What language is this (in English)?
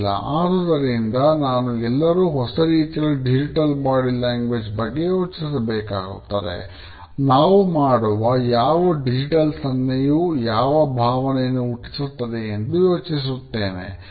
Kannada